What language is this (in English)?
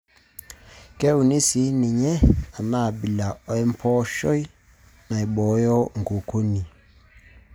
Masai